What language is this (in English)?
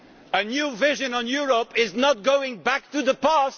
English